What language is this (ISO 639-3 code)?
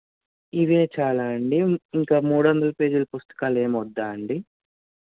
tel